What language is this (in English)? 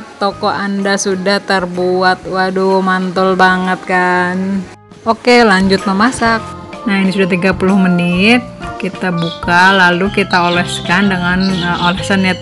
Indonesian